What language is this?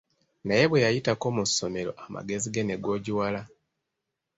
Ganda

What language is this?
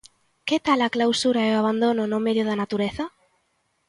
Galician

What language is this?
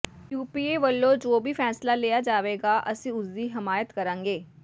Punjabi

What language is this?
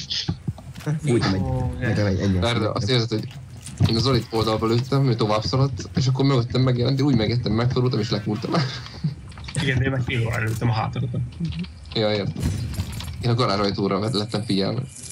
Hungarian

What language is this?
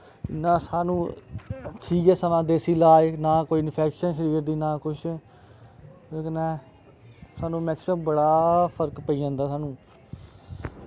Dogri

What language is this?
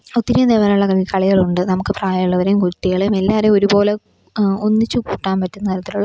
Malayalam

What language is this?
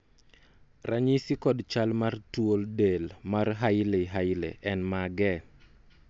Luo (Kenya and Tanzania)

